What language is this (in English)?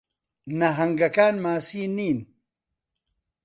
Central Kurdish